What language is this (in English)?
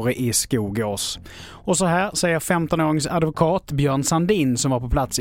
Swedish